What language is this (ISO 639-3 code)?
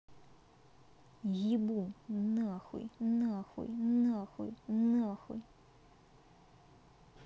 rus